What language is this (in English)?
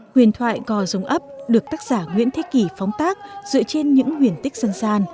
Vietnamese